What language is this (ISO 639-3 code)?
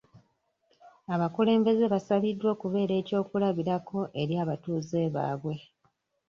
lug